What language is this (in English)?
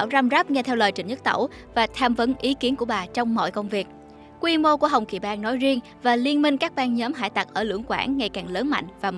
Vietnamese